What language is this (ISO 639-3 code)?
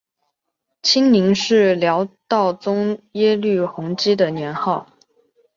zho